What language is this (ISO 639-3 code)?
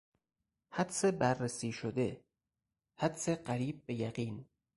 fas